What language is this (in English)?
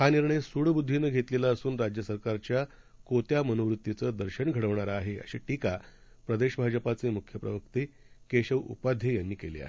Marathi